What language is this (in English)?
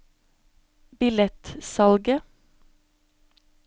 Norwegian